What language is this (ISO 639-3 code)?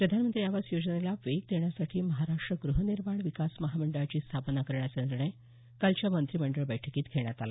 mar